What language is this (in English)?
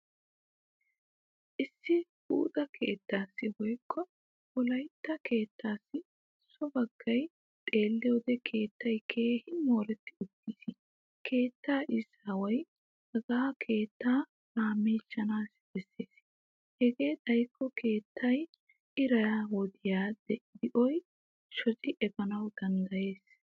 Wolaytta